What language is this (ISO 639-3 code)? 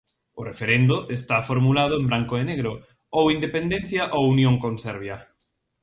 glg